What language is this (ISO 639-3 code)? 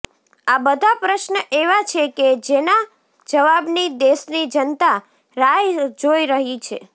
guj